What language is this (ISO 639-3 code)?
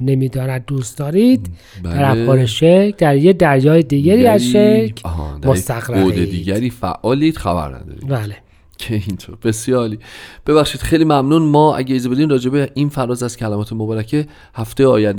fas